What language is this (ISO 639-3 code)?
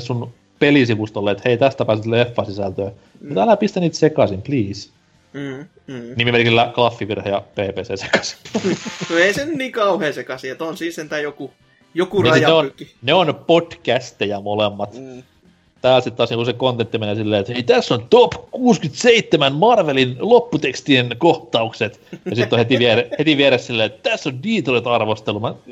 fin